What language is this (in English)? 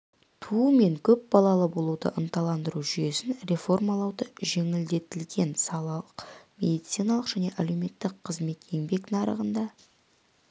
Kazakh